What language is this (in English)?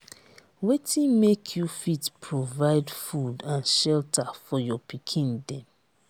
Nigerian Pidgin